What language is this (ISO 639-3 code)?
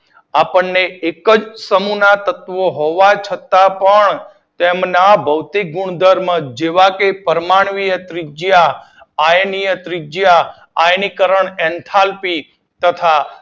guj